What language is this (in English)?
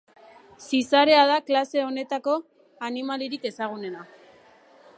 Basque